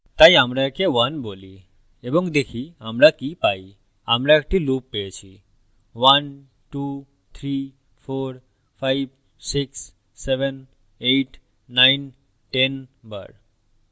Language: Bangla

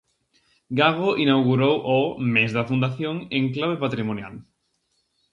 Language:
Galician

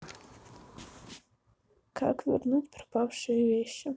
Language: Russian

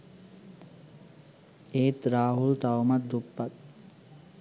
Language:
Sinhala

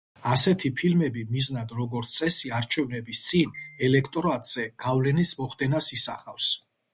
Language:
Georgian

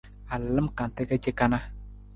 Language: Nawdm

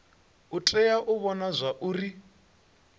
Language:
Venda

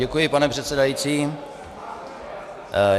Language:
Czech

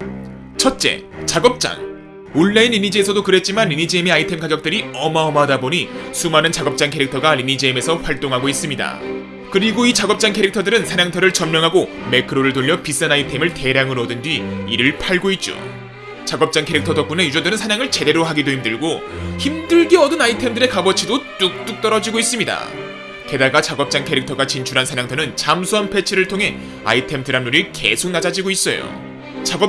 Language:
Korean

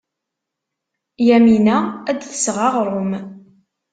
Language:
Kabyle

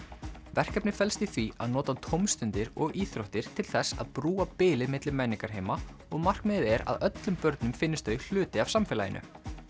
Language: Icelandic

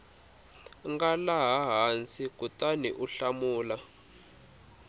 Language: Tsonga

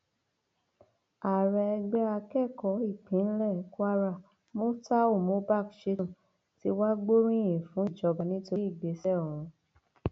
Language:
Yoruba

